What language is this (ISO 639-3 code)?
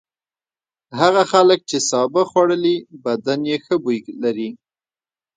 pus